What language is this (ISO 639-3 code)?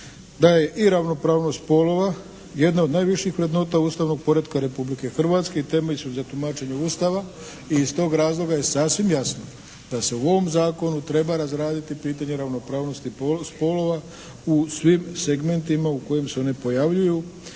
hrv